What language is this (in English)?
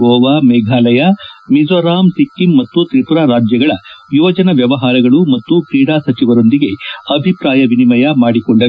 Kannada